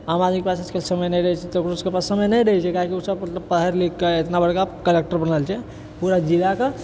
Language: Maithili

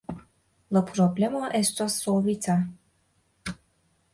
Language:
Esperanto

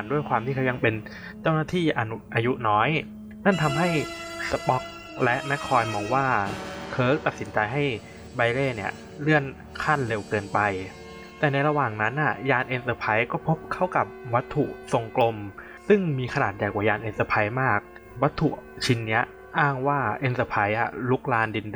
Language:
Thai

